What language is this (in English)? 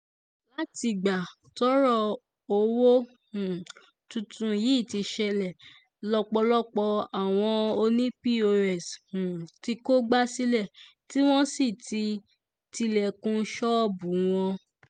Yoruba